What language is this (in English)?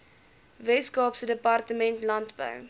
Afrikaans